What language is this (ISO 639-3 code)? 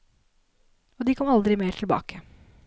nor